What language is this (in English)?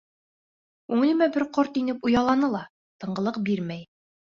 Bashkir